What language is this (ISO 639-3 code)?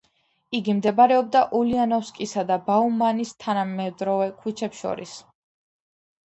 kat